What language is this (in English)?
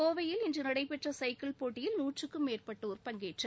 Tamil